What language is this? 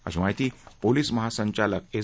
Marathi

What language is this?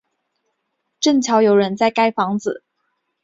Chinese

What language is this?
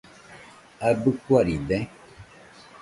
Nüpode Huitoto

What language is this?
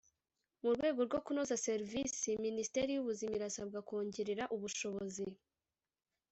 Kinyarwanda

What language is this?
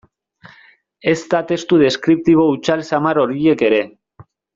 Basque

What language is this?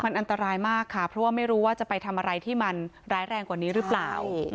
Thai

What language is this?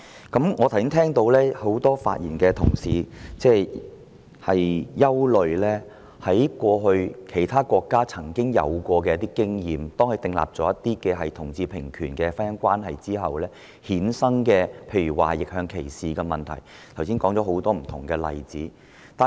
Cantonese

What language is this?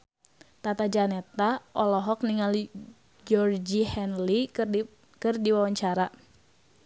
Sundanese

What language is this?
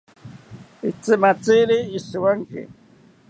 South Ucayali Ashéninka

